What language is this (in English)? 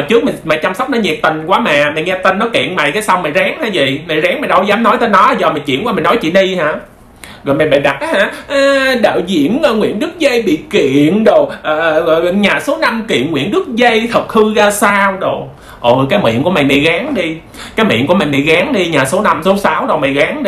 Vietnamese